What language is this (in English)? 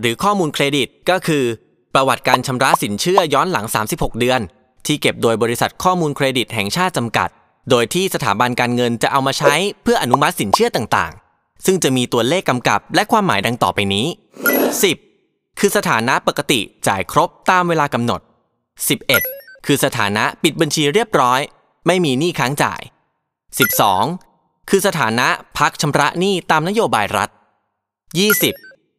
Thai